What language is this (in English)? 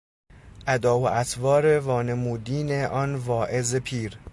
Persian